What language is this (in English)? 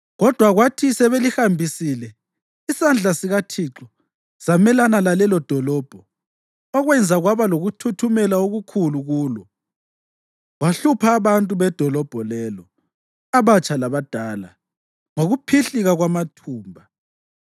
North Ndebele